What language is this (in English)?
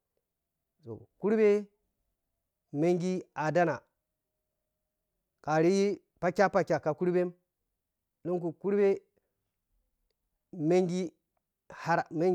Piya-Kwonci